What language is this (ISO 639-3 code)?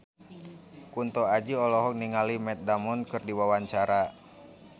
sun